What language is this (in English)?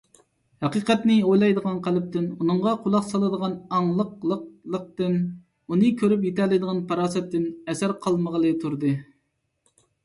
Uyghur